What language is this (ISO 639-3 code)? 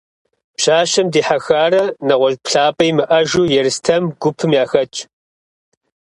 kbd